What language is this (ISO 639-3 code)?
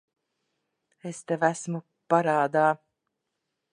lav